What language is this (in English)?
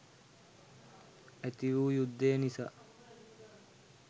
Sinhala